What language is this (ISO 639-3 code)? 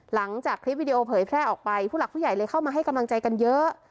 tha